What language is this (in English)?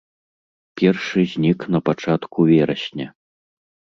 Belarusian